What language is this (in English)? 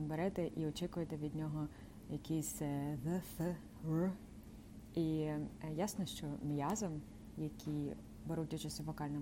Ukrainian